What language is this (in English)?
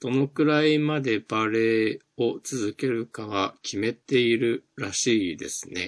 Japanese